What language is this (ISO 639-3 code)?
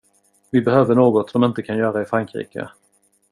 swe